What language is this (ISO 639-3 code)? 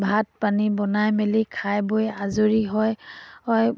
asm